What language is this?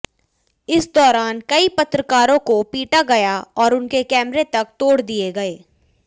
Hindi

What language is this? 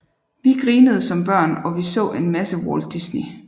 Danish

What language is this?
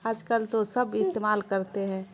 Urdu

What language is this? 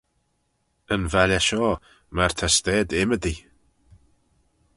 Manx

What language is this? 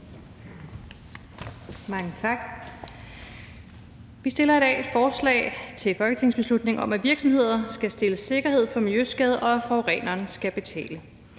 Danish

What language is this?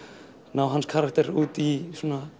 Icelandic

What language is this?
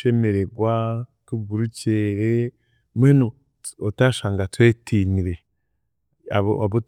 Chiga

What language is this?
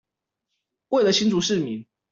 Chinese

